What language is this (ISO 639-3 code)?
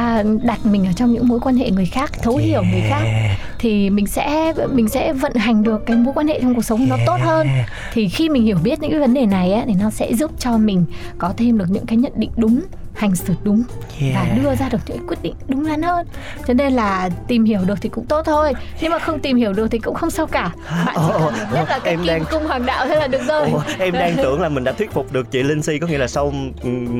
vie